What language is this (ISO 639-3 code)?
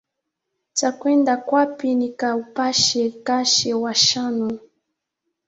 swa